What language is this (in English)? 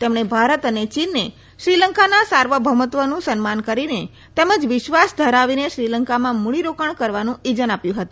Gujarati